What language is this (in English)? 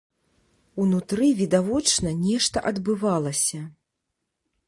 Belarusian